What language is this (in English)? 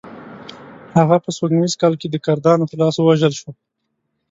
Pashto